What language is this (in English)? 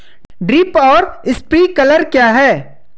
Hindi